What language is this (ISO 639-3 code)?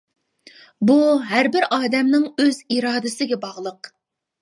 uig